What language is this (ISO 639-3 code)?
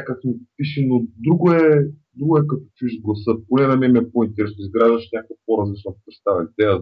bul